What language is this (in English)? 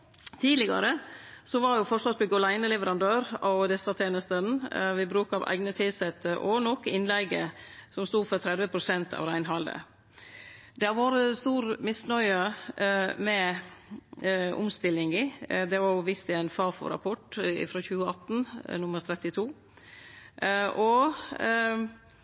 Norwegian Nynorsk